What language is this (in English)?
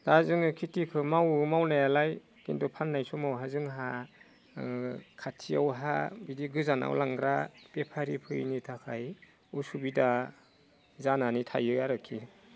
Bodo